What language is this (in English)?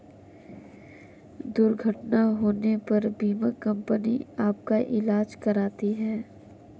Hindi